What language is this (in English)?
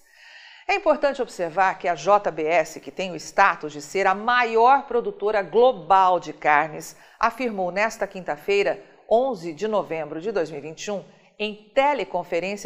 Portuguese